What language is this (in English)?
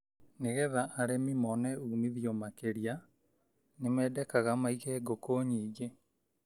Kikuyu